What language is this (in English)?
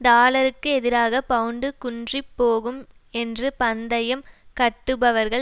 Tamil